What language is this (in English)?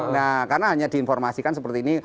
Indonesian